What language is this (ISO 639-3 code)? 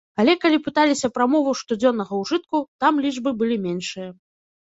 bel